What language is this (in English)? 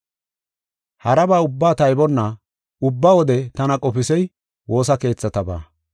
Gofa